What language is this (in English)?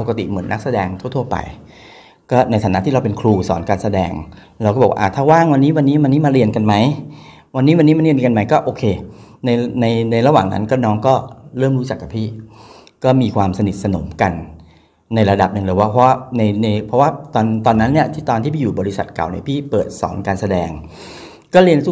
Thai